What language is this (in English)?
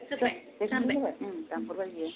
Bodo